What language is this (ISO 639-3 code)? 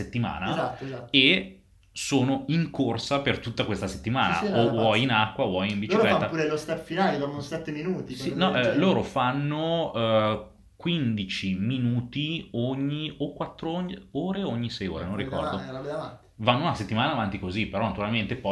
ita